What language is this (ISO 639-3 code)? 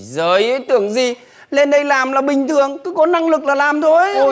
vie